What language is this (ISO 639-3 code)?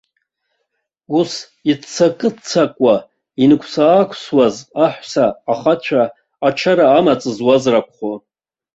abk